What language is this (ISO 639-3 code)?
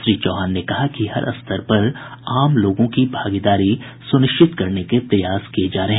hin